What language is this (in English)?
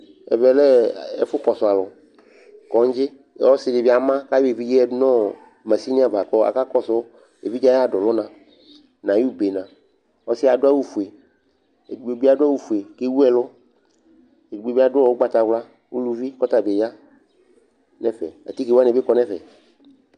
Ikposo